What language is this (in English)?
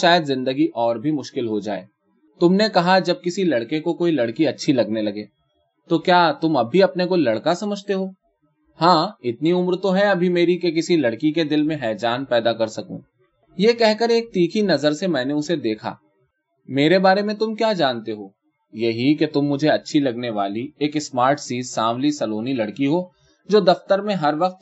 Urdu